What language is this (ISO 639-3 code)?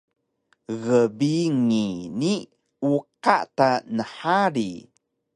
trv